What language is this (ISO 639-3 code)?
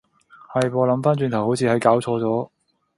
yue